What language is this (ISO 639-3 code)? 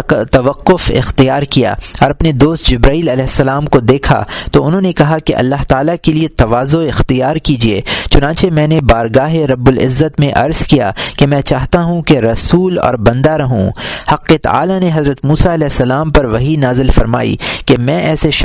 urd